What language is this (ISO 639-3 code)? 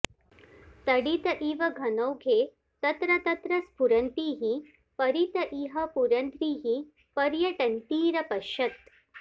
san